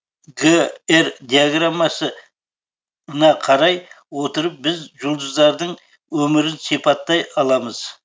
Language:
Kazakh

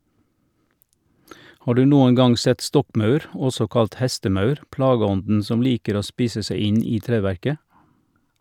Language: Norwegian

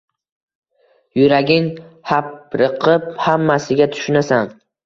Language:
Uzbek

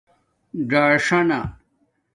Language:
Domaaki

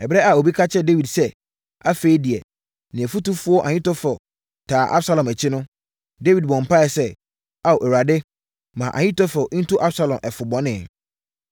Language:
Akan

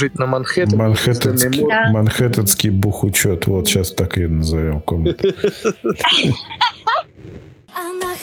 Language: Russian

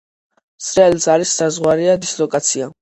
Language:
Georgian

